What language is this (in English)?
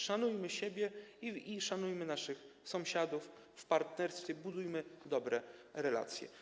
Polish